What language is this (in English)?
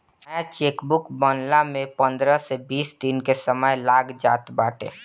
Bhojpuri